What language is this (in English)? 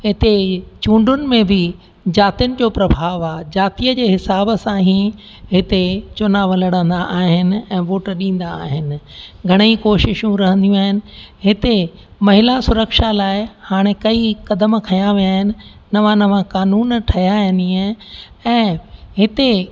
Sindhi